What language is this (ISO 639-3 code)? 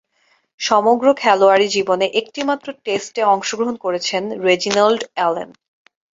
ben